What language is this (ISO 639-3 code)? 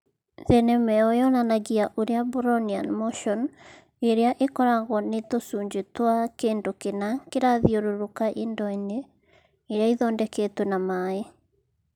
kik